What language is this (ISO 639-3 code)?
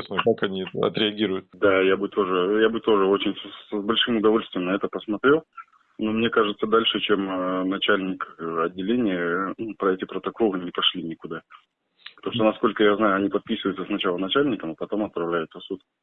rus